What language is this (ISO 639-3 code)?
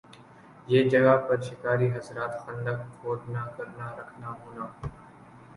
urd